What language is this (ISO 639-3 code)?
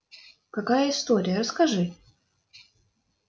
rus